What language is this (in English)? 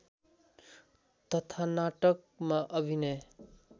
Nepali